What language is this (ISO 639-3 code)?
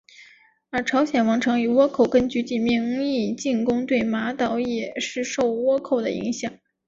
zho